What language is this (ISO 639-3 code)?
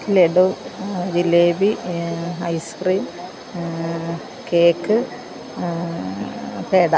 mal